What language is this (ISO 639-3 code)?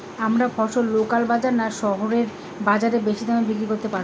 ben